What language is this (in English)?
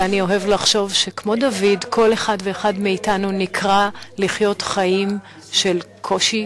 Hebrew